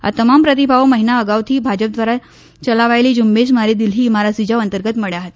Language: Gujarati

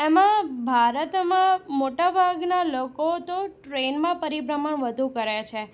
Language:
Gujarati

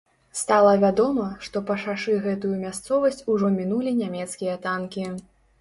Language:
Belarusian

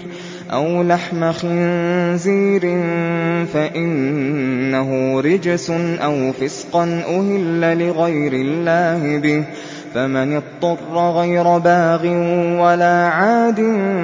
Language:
Arabic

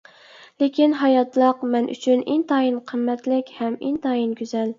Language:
Uyghur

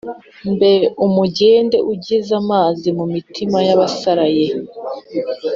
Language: Kinyarwanda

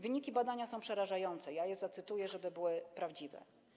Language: Polish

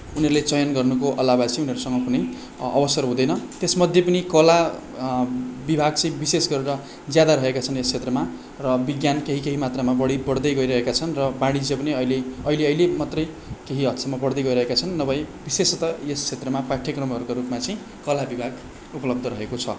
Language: Nepali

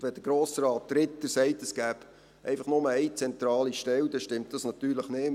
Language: Swiss German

